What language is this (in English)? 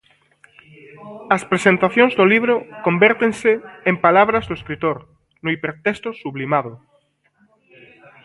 Galician